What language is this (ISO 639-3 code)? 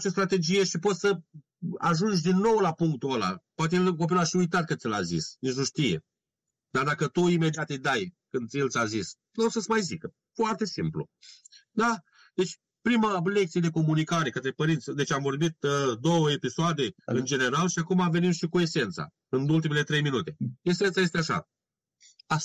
ron